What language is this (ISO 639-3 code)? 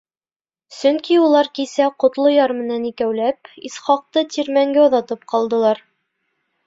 bak